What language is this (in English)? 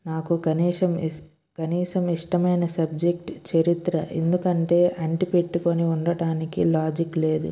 Telugu